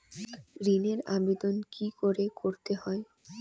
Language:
Bangla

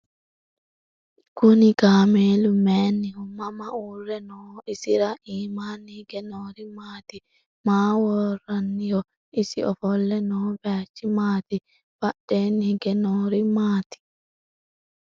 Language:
Sidamo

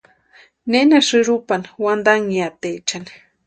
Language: Western Highland Purepecha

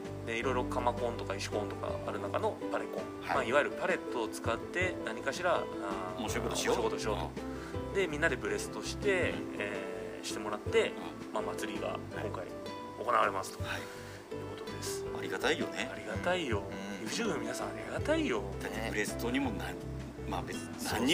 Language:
Japanese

